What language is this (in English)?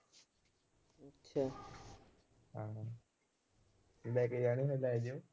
Punjabi